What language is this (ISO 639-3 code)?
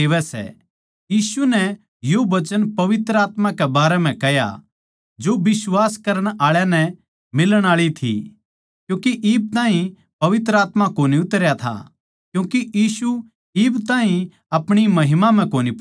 bgc